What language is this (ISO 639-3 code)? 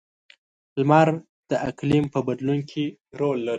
pus